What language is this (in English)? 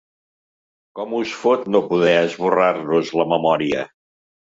Catalan